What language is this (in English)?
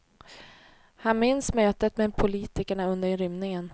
Swedish